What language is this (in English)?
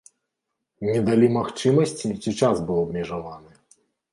Belarusian